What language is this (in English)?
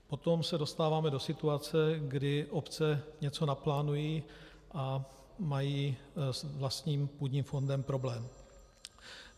Czech